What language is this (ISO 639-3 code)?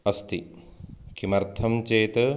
san